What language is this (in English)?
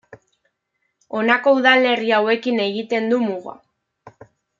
Basque